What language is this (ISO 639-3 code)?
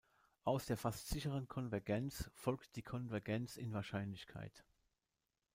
deu